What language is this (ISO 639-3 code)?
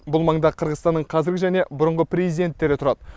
kaz